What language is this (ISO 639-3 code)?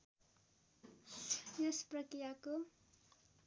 nep